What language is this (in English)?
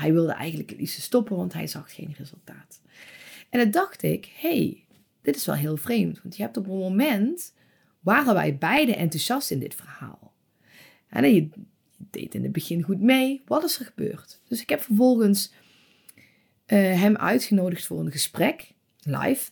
Dutch